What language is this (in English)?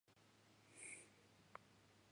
Japanese